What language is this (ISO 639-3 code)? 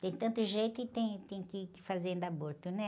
por